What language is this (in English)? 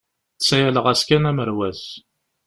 Kabyle